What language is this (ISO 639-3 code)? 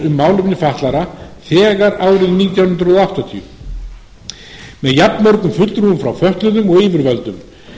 isl